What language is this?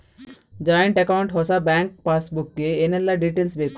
Kannada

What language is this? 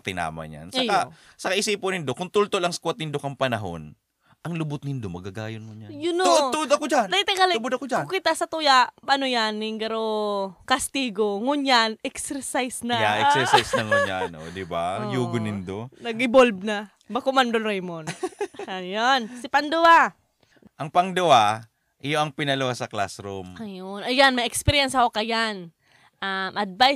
Filipino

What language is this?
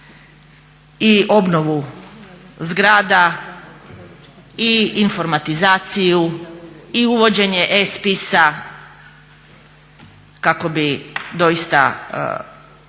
Croatian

